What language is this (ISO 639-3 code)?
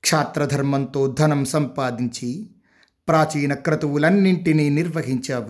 tel